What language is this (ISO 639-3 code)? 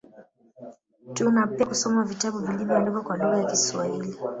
swa